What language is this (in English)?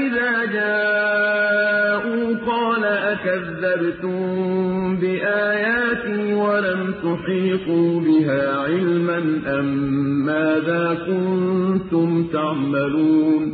Arabic